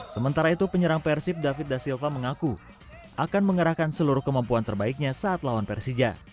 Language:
Indonesian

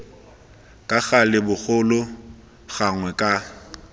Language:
Tswana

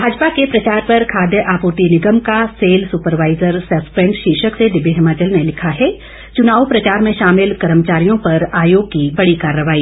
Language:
Hindi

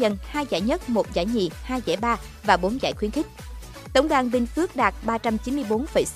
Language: Vietnamese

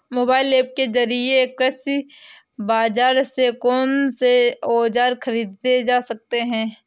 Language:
Hindi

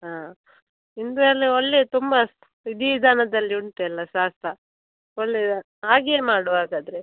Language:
Kannada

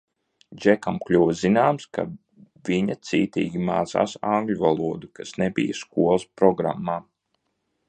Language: Latvian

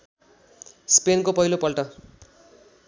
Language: Nepali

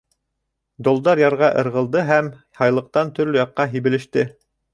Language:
Bashkir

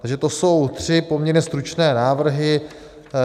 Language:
Czech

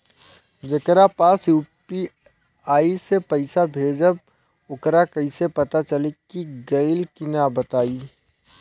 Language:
Bhojpuri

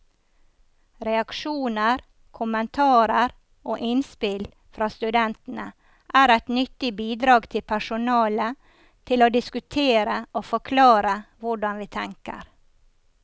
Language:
Norwegian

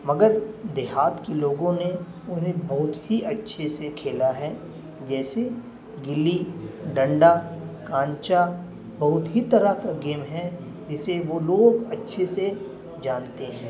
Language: Urdu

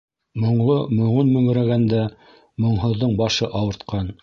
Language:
Bashkir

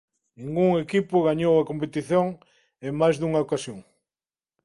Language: Galician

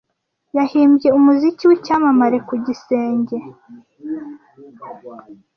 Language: Kinyarwanda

